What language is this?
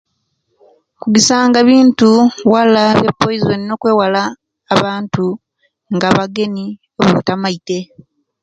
Kenyi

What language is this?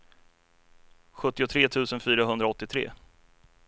Swedish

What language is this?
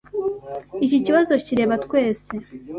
Kinyarwanda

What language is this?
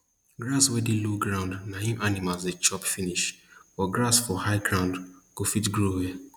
Nigerian Pidgin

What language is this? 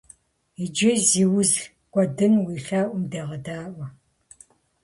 Kabardian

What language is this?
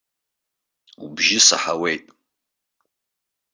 Abkhazian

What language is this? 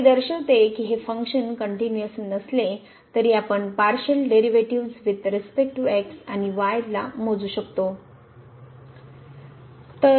Marathi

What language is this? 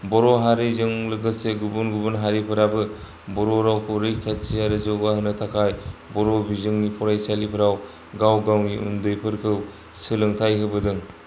Bodo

